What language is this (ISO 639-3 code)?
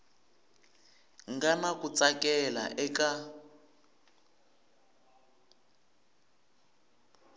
tso